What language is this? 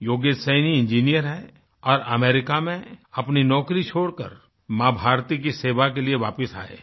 Hindi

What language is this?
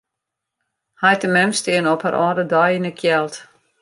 Western Frisian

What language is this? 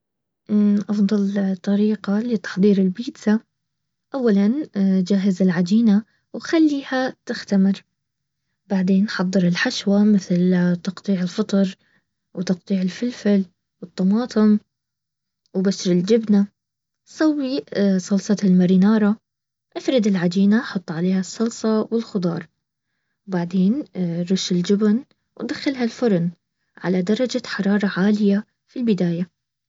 Baharna Arabic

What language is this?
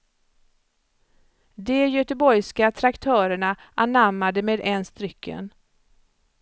Swedish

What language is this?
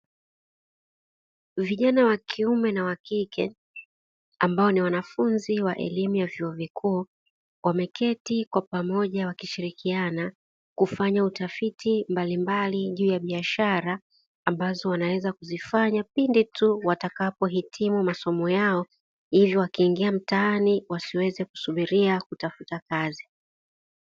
Swahili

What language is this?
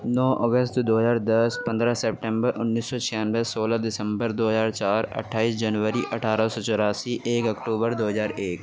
Urdu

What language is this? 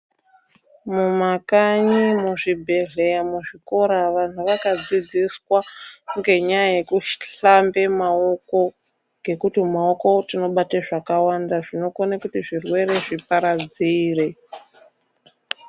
Ndau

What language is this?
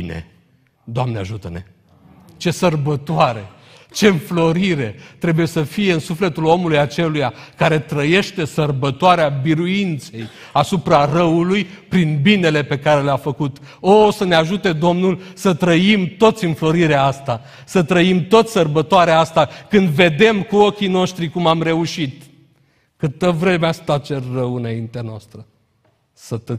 Romanian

